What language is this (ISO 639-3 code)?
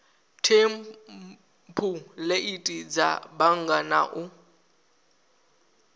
ven